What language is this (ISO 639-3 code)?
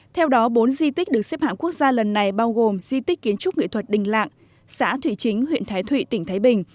vie